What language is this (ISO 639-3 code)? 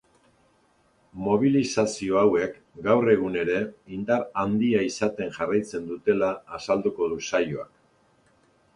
eus